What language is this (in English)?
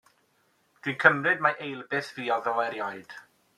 Welsh